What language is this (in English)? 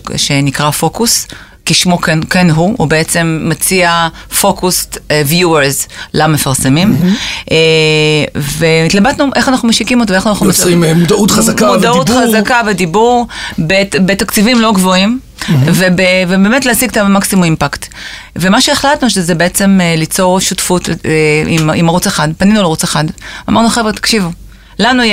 Hebrew